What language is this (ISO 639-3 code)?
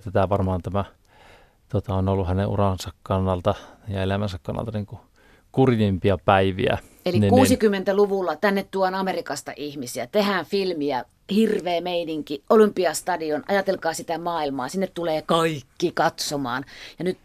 fin